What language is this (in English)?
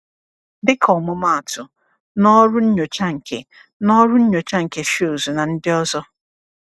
Igbo